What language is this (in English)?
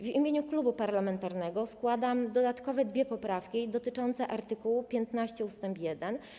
Polish